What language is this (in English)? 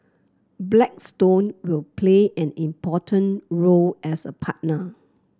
English